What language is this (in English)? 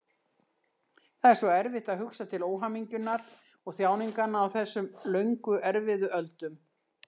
Icelandic